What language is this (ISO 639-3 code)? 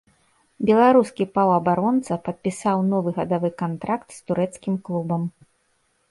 bel